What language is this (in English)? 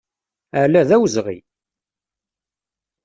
Kabyle